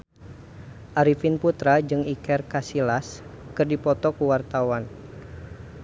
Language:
Sundanese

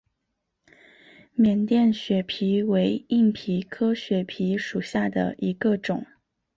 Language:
Chinese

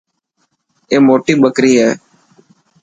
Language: Dhatki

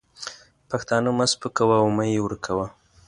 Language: Pashto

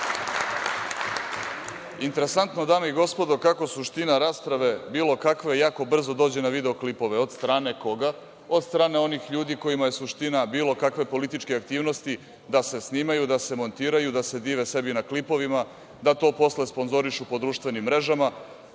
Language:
Serbian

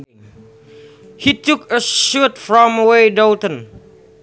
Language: Sundanese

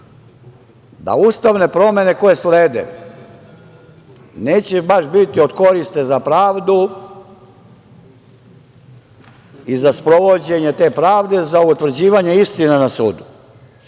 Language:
Serbian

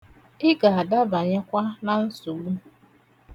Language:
Igbo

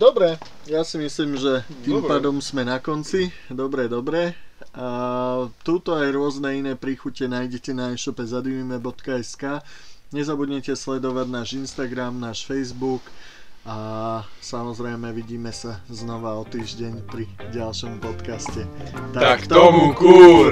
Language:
Slovak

